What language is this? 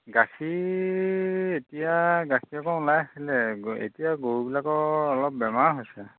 Assamese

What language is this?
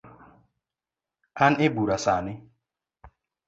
Luo (Kenya and Tanzania)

